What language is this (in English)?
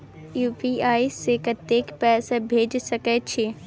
Maithili